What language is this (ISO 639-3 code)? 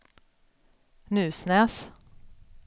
swe